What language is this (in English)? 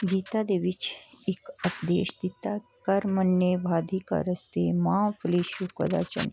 Punjabi